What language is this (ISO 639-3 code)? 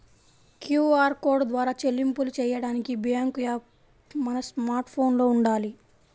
tel